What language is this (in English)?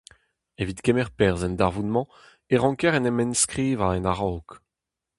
Breton